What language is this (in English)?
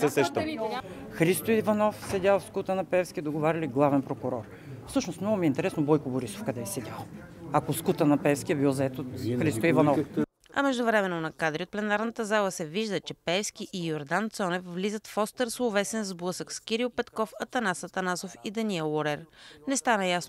Bulgarian